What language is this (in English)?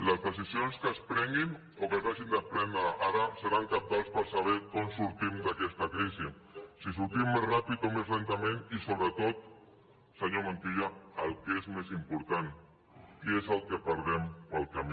Catalan